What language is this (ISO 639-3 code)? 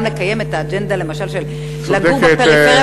heb